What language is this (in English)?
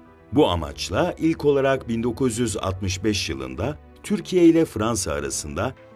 Turkish